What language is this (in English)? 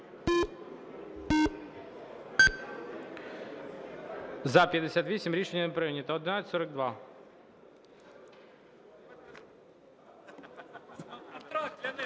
Ukrainian